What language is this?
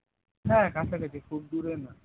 Bangla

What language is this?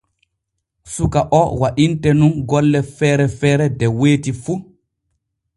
Borgu Fulfulde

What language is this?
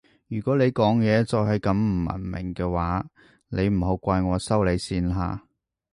Cantonese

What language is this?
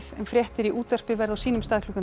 Icelandic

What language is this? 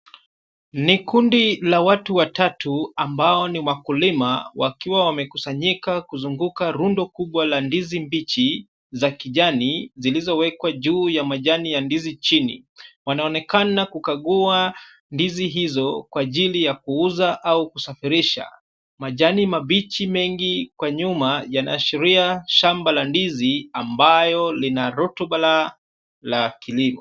Swahili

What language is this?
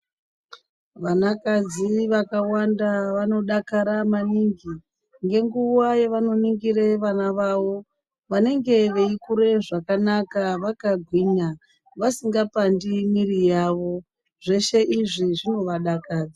Ndau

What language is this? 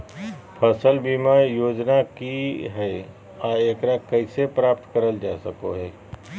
Magahi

